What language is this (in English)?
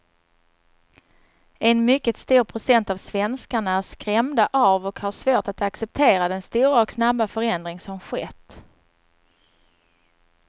Swedish